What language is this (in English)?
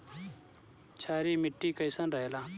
Bhojpuri